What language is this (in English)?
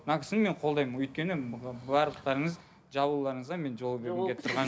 Kazakh